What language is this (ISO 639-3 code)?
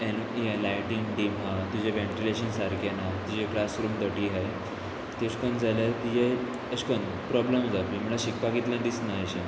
kok